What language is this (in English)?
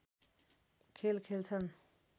Nepali